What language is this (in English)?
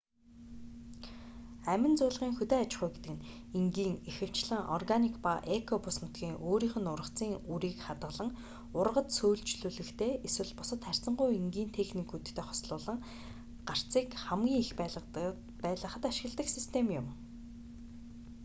Mongolian